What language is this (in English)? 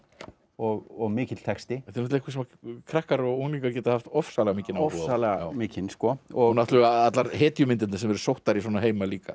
Icelandic